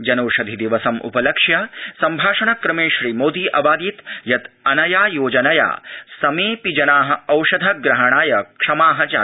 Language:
Sanskrit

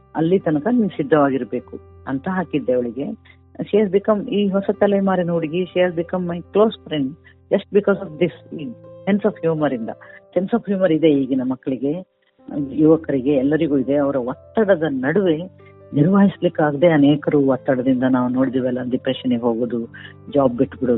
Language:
Kannada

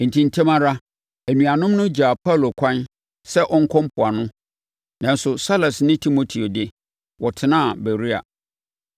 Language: Akan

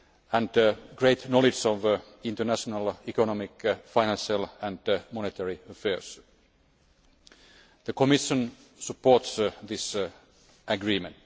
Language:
English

